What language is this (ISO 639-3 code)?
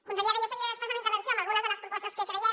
cat